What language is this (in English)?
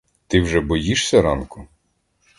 Ukrainian